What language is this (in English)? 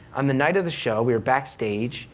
English